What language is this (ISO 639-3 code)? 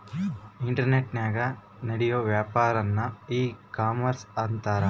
kan